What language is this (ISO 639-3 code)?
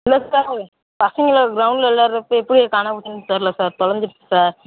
tam